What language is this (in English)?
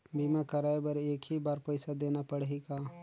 Chhattisgarhi